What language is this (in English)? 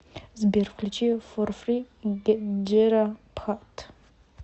Russian